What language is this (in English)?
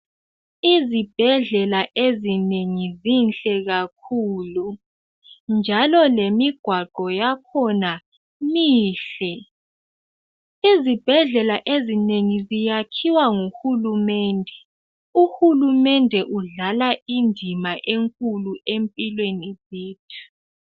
North Ndebele